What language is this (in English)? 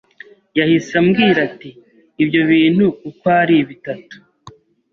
Kinyarwanda